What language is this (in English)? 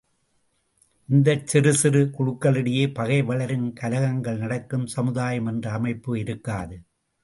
Tamil